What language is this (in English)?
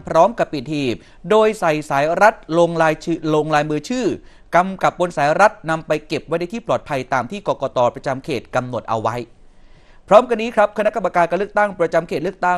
Thai